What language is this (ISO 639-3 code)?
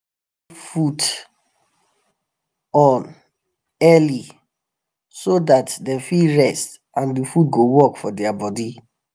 pcm